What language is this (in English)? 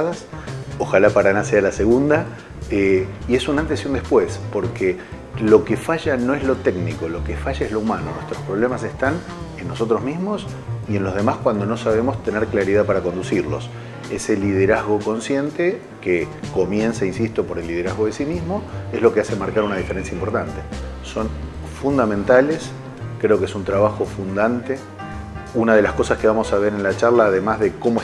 Spanish